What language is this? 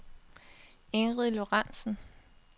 Danish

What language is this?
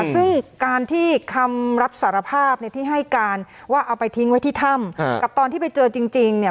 Thai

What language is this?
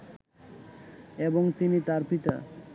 Bangla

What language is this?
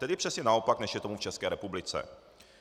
Czech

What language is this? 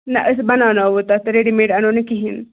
Kashmiri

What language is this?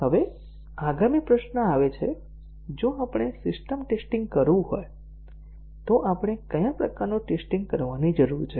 Gujarati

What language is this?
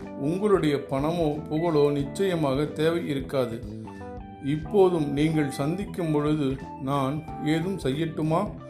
Tamil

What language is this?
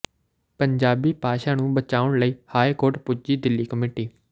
Punjabi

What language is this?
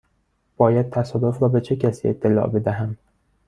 Persian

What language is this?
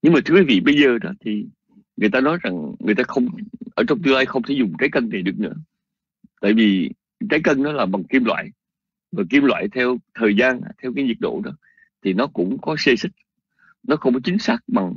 Vietnamese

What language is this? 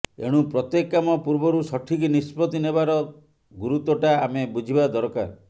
Odia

